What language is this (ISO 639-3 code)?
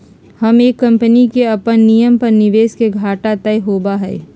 mag